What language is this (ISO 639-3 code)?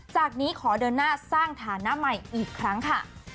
tha